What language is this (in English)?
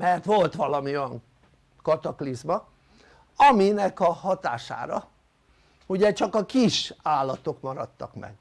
Hungarian